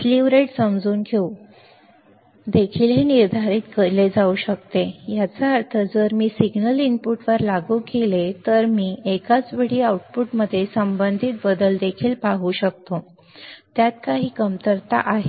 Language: Marathi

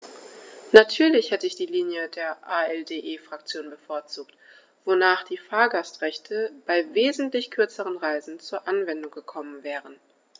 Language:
German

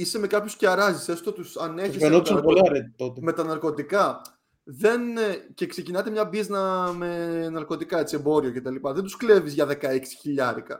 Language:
Greek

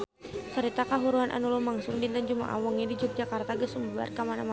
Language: Sundanese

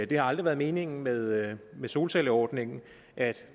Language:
Danish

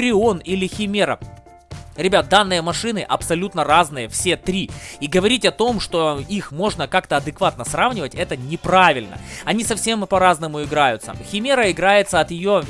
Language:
Russian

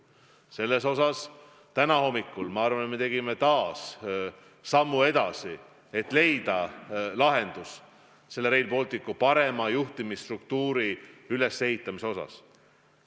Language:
Estonian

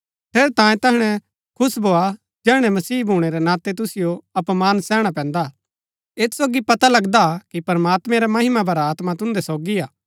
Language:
Gaddi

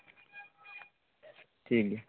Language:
Santali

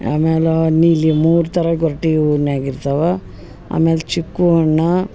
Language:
Kannada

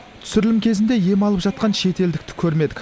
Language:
Kazakh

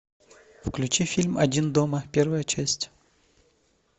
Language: Russian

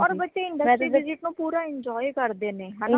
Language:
Punjabi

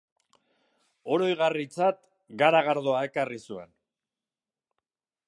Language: Basque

